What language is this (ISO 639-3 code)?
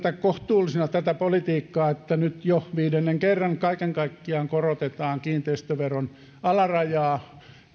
fin